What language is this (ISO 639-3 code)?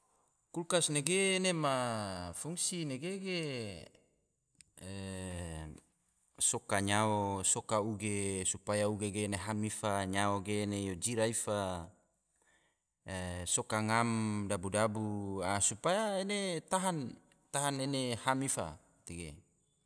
tvo